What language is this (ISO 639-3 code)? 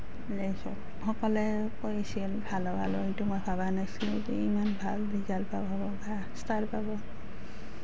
asm